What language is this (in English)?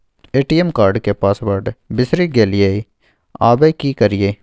Maithili